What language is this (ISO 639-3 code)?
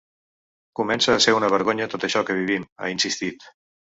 cat